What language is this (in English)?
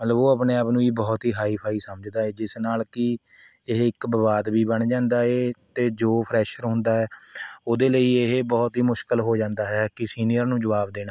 Punjabi